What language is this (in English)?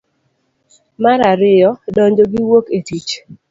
Luo (Kenya and Tanzania)